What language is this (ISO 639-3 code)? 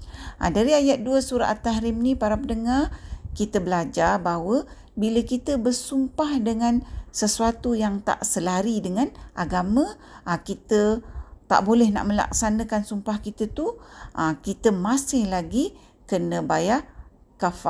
msa